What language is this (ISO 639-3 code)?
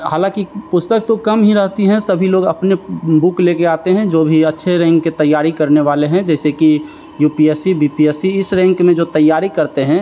hin